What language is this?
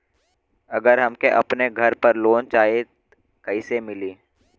Bhojpuri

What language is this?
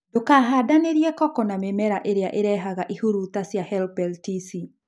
Kikuyu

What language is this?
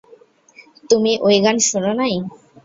Bangla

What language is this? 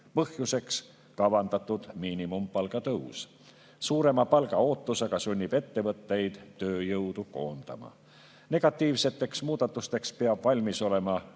Estonian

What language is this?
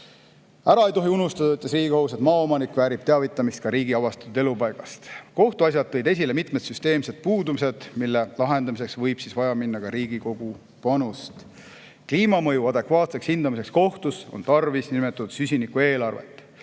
Estonian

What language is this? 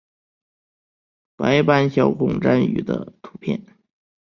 Chinese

